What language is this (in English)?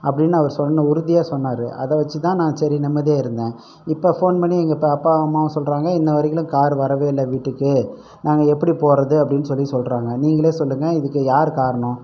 Tamil